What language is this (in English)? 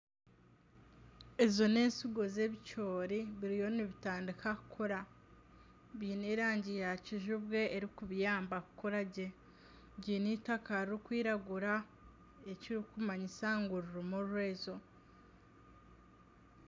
Nyankole